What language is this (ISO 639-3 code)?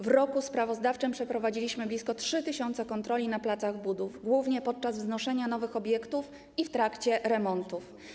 pol